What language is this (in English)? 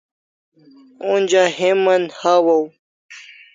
Kalasha